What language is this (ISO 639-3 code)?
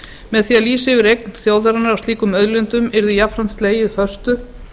isl